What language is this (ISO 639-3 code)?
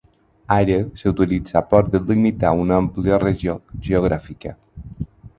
cat